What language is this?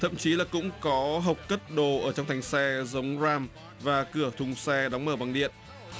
Vietnamese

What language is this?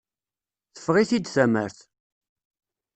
Kabyle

